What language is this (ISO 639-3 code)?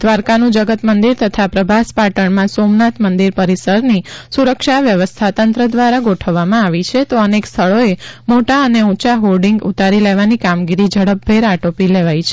guj